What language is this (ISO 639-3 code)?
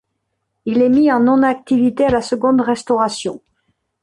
fra